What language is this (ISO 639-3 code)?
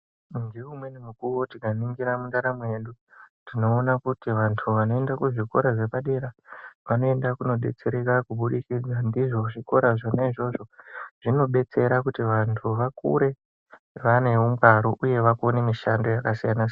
ndc